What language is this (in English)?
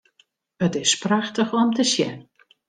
Western Frisian